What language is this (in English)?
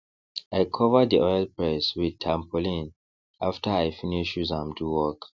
Nigerian Pidgin